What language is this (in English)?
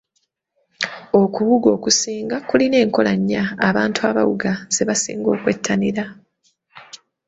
Ganda